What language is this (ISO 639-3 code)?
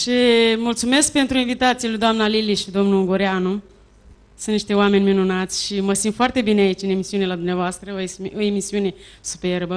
ron